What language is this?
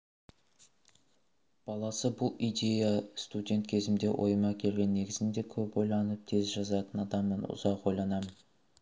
Kazakh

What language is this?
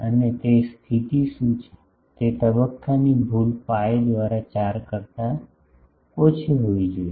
Gujarati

